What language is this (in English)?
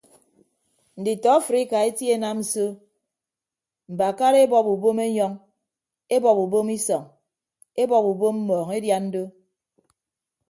Ibibio